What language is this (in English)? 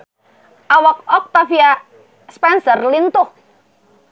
Sundanese